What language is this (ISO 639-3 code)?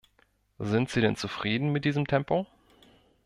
deu